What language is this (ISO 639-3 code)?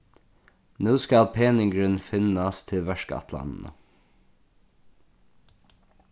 fao